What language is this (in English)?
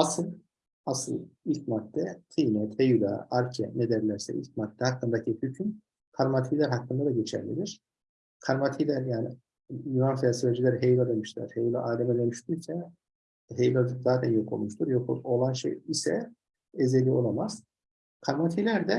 Turkish